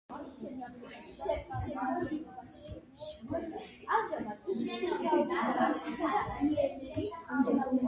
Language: Georgian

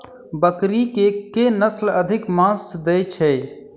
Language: Maithili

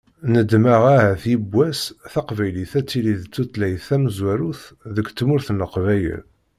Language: Kabyle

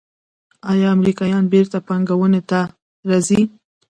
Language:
Pashto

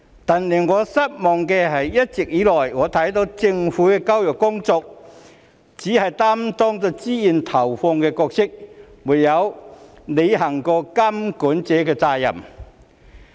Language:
Cantonese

